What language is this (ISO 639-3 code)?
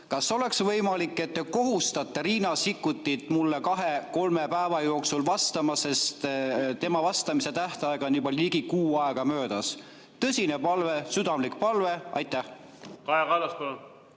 est